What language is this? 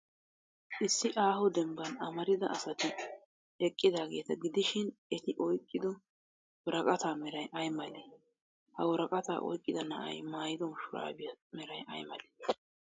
Wolaytta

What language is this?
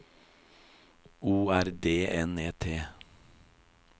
Norwegian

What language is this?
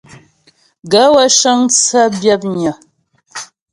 Ghomala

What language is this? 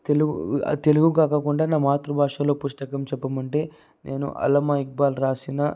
Telugu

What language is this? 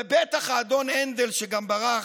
Hebrew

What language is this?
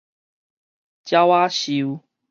Min Nan Chinese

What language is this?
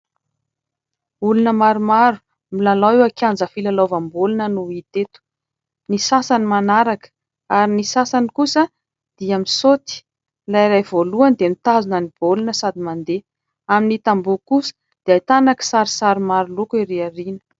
Malagasy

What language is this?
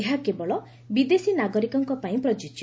Odia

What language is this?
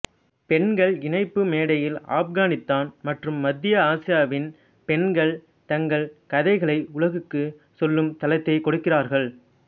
Tamil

